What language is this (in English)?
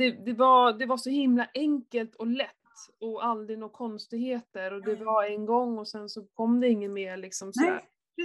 Swedish